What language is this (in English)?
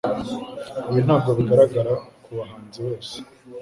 Kinyarwanda